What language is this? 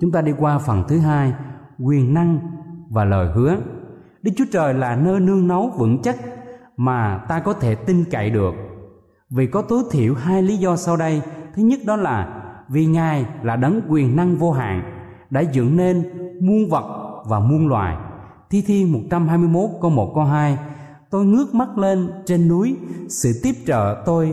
Vietnamese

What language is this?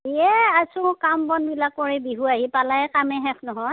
Assamese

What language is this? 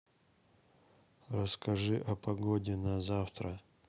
Russian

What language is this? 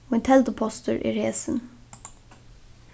Faroese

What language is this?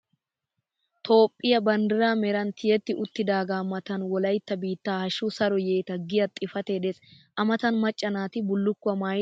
Wolaytta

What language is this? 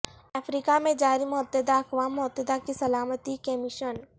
Urdu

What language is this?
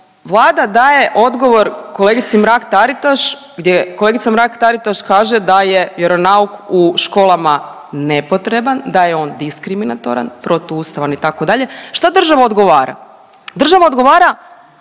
Croatian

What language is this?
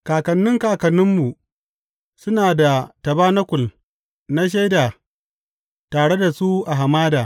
Hausa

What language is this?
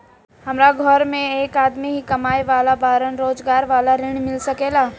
Bhojpuri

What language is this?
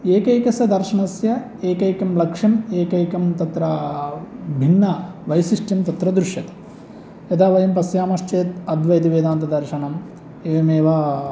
Sanskrit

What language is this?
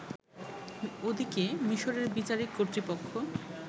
Bangla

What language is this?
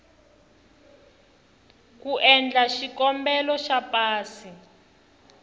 Tsonga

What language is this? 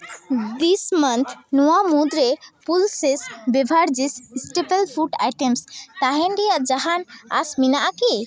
Santali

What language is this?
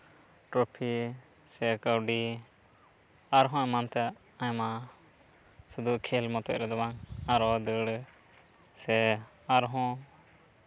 Santali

